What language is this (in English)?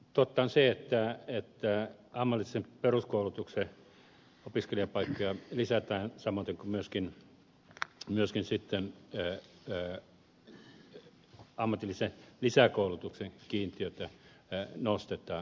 Finnish